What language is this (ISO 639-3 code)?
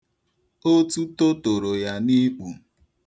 ibo